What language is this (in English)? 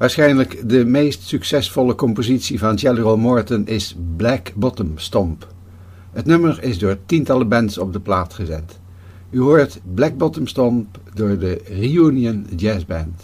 Dutch